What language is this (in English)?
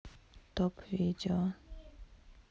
Russian